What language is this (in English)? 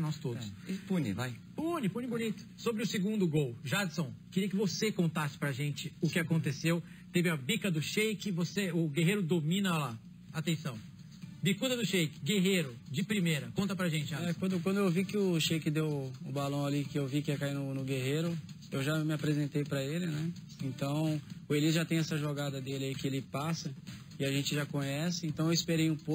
Portuguese